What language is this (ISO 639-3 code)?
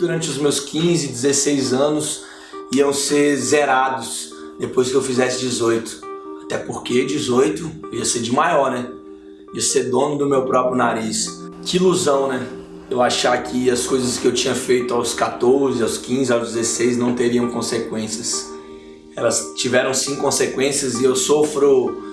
por